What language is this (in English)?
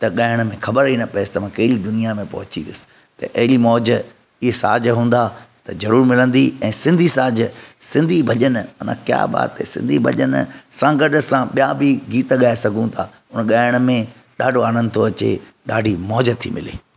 Sindhi